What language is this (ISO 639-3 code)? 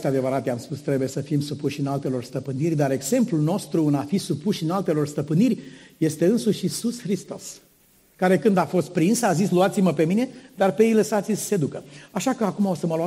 ron